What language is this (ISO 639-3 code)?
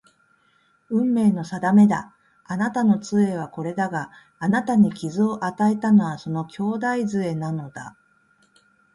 jpn